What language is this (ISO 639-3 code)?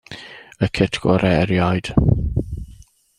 cym